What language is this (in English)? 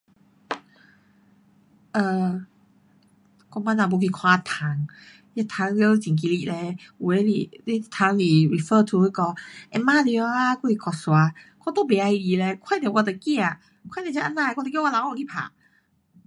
Pu-Xian Chinese